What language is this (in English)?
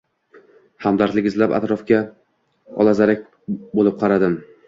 Uzbek